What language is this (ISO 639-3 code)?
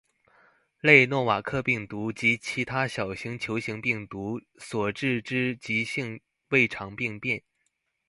zho